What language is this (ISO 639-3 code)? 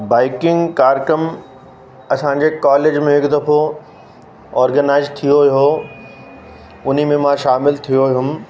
snd